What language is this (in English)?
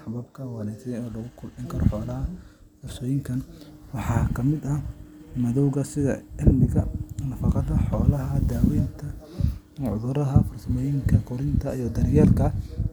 Somali